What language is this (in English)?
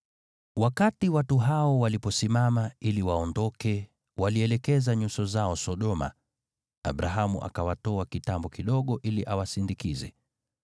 Swahili